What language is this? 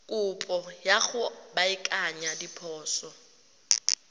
Tswana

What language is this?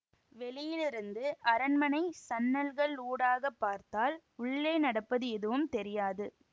Tamil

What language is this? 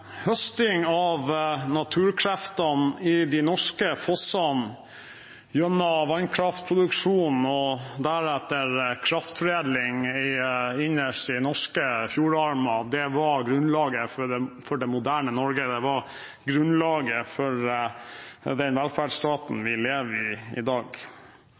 Norwegian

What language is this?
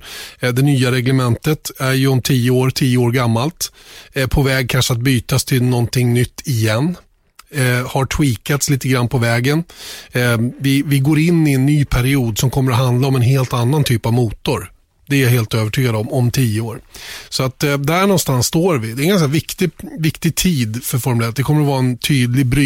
Swedish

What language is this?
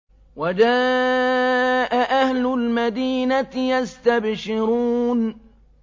Arabic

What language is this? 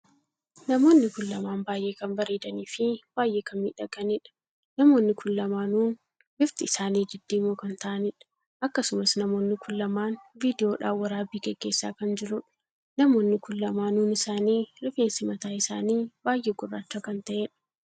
Oromo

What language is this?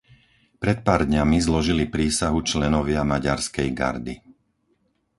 Slovak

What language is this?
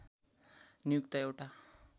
Nepali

